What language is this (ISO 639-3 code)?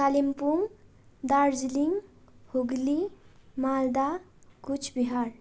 nep